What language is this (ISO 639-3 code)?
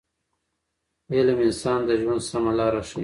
pus